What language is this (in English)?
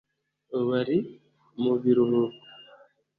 Kinyarwanda